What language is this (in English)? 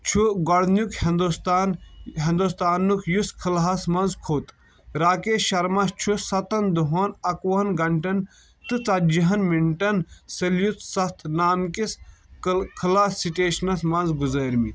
Kashmiri